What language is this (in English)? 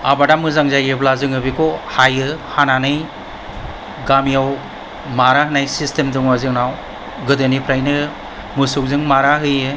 Bodo